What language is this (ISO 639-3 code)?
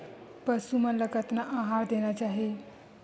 hne